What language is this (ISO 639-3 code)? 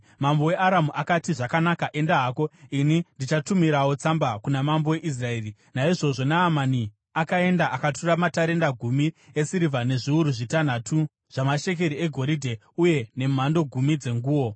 sna